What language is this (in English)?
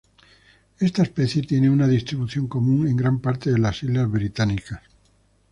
Spanish